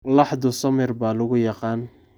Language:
Somali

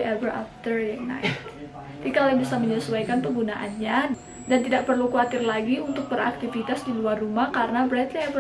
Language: Indonesian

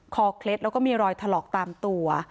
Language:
Thai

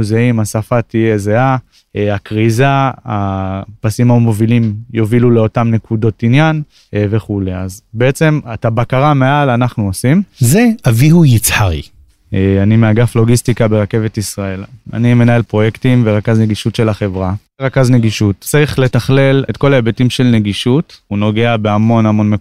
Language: Hebrew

